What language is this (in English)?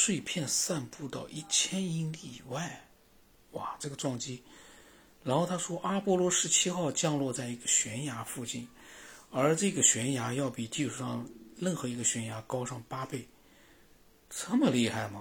Chinese